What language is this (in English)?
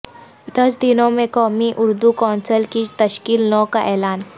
Urdu